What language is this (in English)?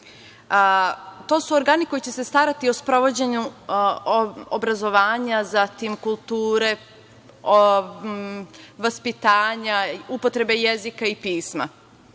Serbian